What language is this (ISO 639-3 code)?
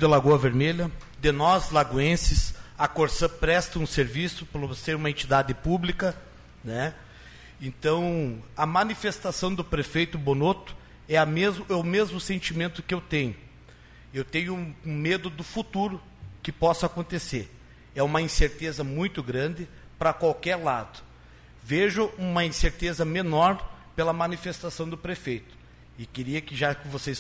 por